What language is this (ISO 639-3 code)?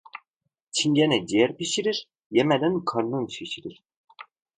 tur